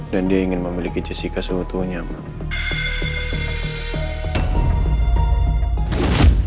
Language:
Indonesian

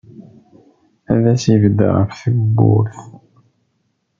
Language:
Kabyle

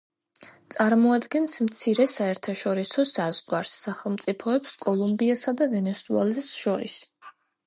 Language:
Georgian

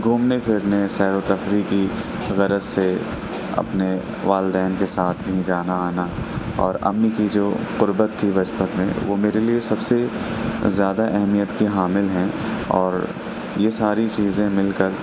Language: Urdu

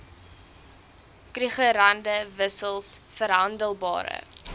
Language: Afrikaans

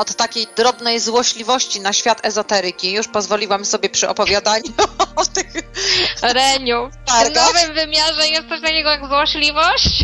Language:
Polish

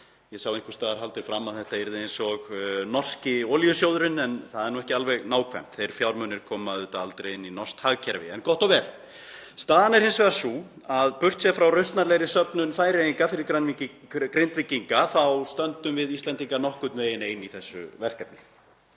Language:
Icelandic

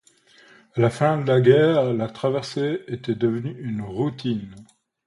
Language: French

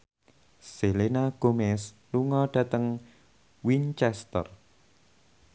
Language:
Javanese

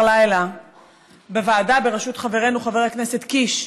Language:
Hebrew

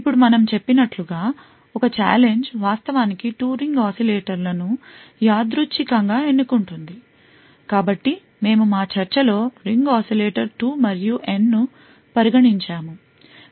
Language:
Telugu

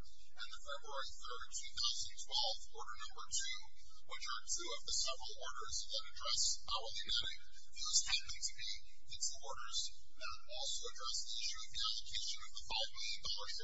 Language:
English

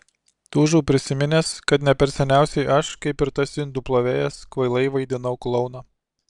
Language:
Lithuanian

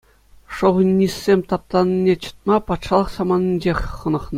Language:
Chuvash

